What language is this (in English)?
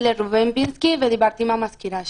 Hebrew